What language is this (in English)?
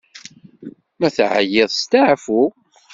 Kabyle